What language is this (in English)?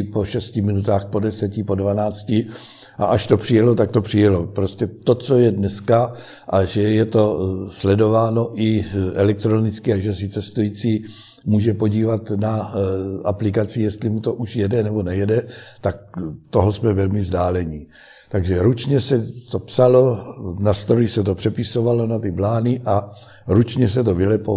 Czech